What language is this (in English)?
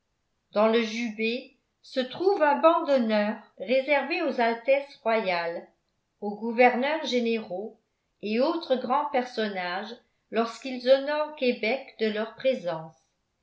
French